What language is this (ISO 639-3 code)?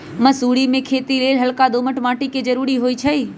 mag